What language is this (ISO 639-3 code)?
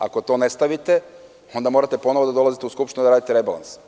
srp